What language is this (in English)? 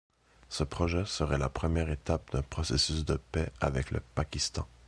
French